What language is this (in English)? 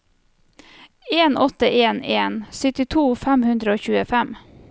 Norwegian